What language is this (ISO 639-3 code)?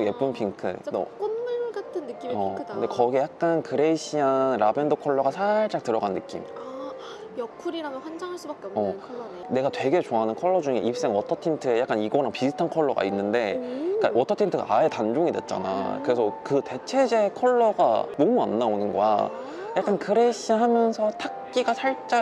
kor